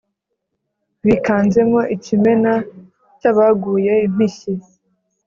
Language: Kinyarwanda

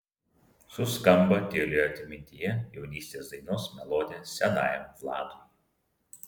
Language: Lithuanian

